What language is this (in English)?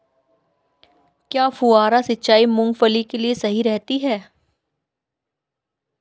Hindi